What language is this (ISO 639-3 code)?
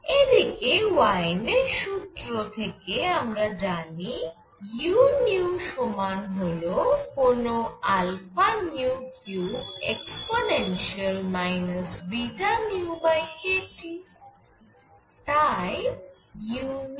ben